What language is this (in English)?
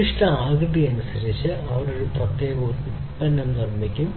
Malayalam